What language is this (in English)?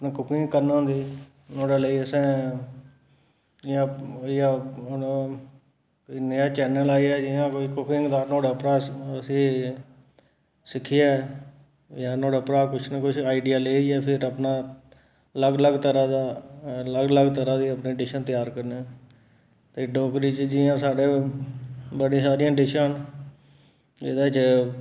Dogri